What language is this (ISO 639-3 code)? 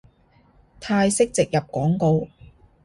yue